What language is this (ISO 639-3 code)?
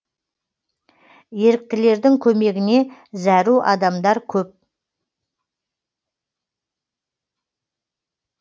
kaz